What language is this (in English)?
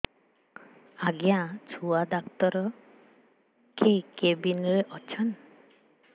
Odia